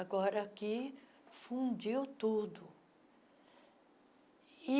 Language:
Portuguese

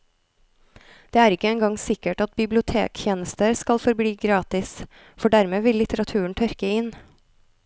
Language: Norwegian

